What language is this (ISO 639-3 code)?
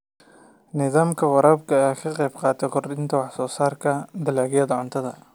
som